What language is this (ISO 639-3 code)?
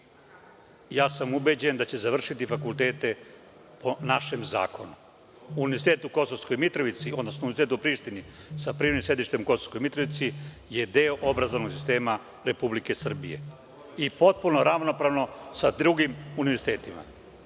srp